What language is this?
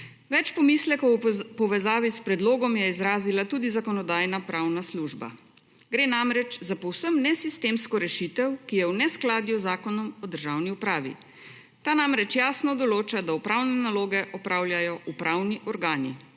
Slovenian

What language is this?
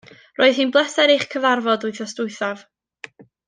Welsh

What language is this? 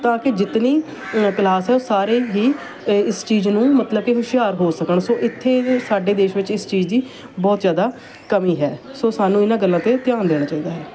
Punjabi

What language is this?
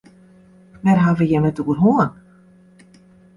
Western Frisian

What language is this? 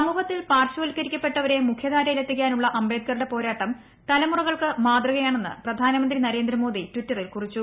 Malayalam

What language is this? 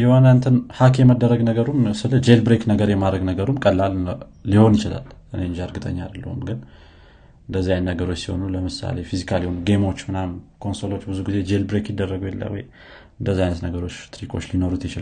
Amharic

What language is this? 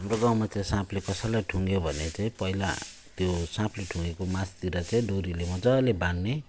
Nepali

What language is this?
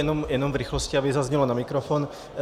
Czech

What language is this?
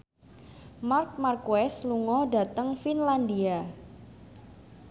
Javanese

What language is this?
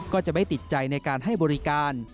Thai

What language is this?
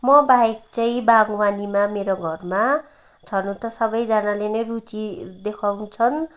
Nepali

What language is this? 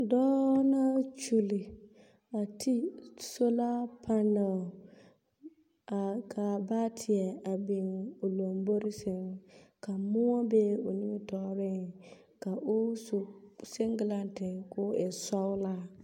Southern Dagaare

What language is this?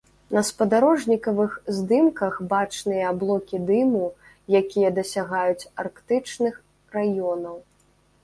Belarusian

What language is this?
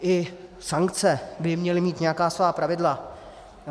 Czech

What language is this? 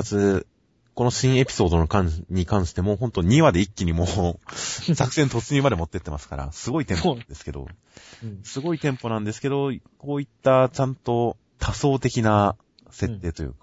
Japanese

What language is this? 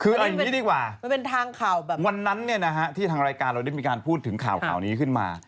Thai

